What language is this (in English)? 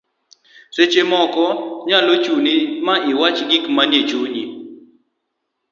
Luo (Kenya and Tanzania)